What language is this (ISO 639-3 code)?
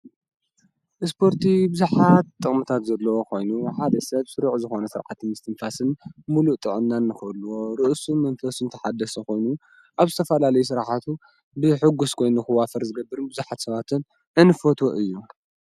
tir